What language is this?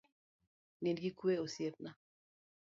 Luo (Kenya and Tanzania)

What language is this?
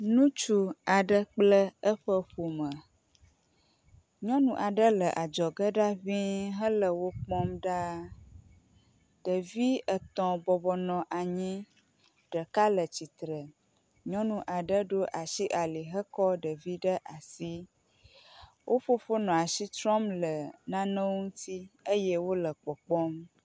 Ewe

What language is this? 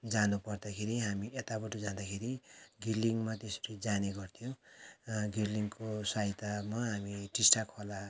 Nepali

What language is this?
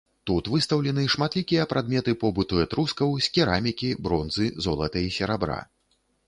Belarusian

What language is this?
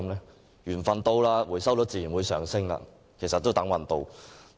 Cantonese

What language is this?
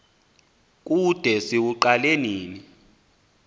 Xhosa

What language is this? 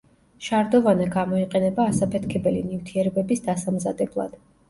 Georgian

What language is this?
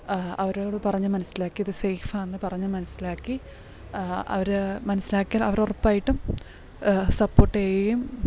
Malayalam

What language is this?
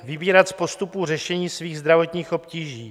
Czech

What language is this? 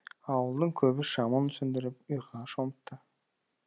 Kazakh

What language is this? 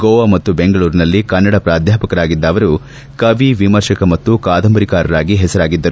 Kannada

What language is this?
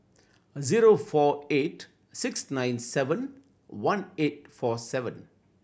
English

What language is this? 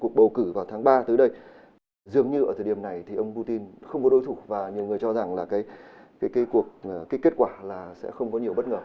Vietnamese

